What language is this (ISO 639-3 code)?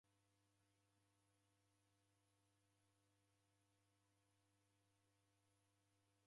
dav